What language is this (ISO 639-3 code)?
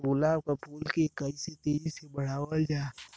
bho